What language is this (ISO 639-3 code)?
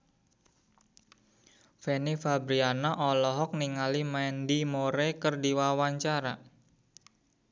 sun